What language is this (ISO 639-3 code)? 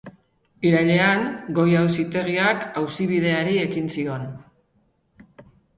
eus